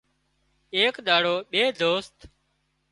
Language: Wadiyara Koli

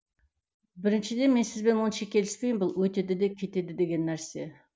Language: Kazakh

